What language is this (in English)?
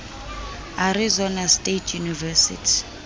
Southern Sotho